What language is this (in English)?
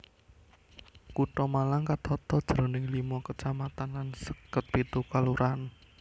Javanese